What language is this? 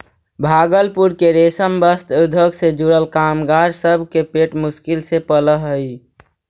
Magahi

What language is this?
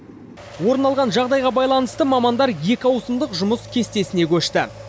Kazakh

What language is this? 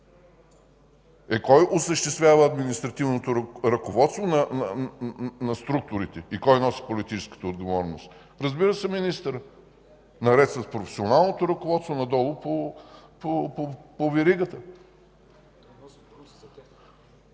Bulgarian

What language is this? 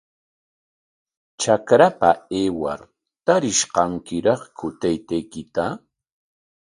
Corongo Ancash Quechua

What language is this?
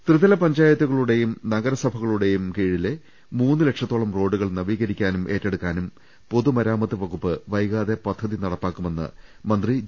Malayalam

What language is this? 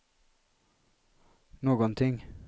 Swedish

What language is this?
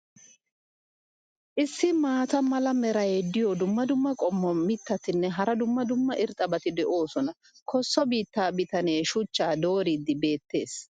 Wolaytta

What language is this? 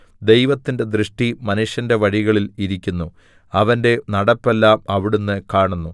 Malayalam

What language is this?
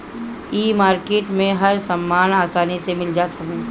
Bhojpuri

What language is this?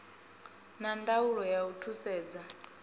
Venda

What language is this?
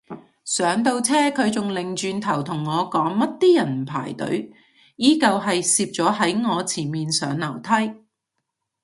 Cantonese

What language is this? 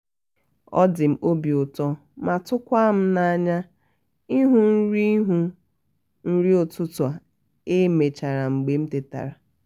Igbo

